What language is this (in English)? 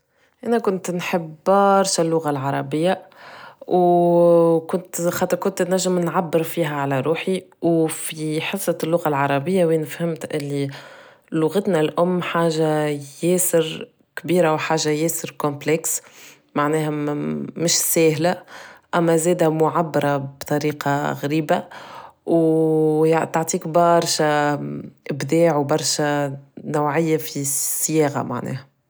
Tunisian Arabic